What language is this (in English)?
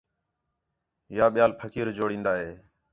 Khetrani